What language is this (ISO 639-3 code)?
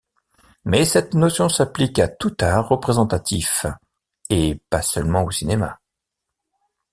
fra